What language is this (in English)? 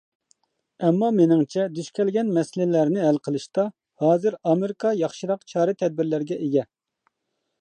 Uyghur